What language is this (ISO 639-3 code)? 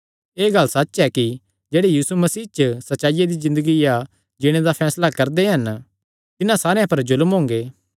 xnr